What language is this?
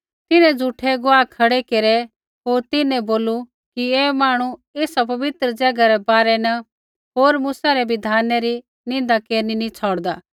Kullu Pahari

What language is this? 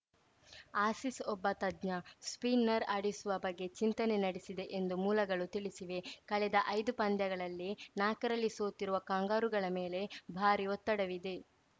Kannada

